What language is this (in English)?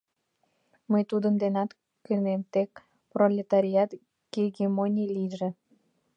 Mari